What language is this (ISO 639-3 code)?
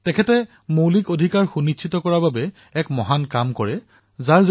asm